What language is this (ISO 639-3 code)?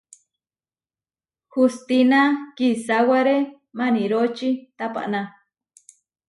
var